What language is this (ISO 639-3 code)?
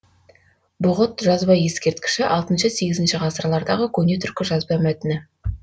kaz